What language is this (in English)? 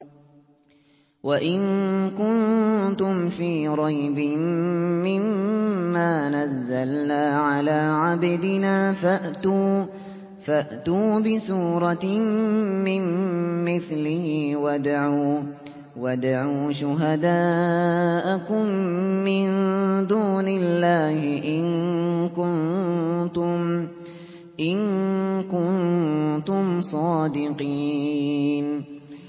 Arabic